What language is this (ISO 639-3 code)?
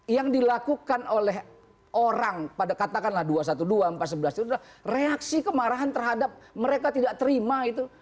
ind